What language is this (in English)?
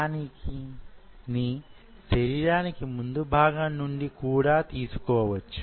Telugu